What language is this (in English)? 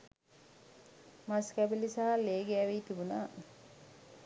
Sinhala